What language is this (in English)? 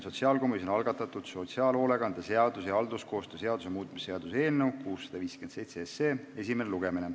Estonian